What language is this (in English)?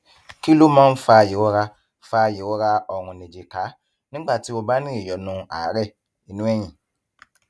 Yoruba